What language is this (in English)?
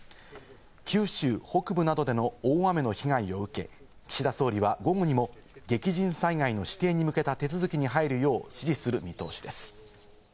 Japanese